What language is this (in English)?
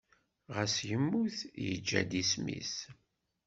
Kabyle